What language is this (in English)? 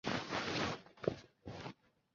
Chinese